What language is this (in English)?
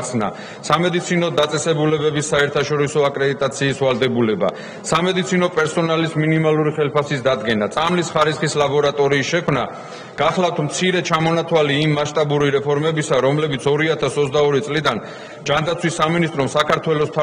Romanian